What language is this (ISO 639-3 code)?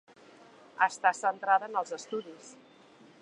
cat